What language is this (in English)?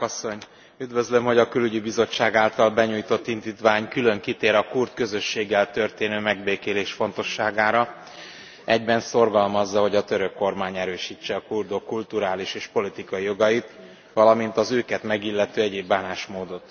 Hungarian